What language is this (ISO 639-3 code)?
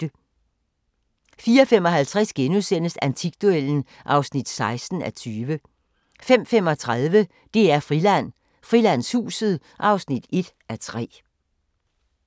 dan